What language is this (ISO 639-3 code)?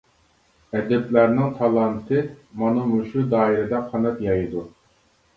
uig